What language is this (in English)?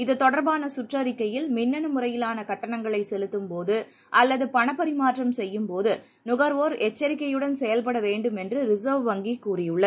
Tamil